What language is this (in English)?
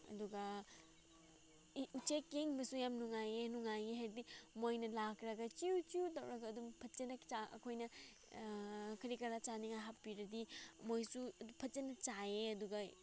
Manipuri